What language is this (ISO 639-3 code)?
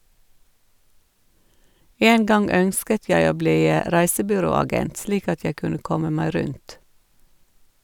nor